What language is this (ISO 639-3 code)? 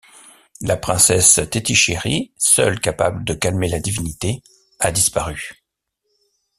fra